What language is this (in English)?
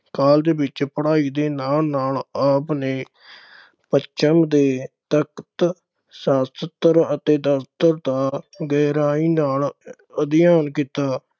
Punjabi